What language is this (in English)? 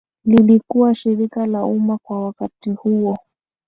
Swahili